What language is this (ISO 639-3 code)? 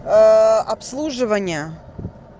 rus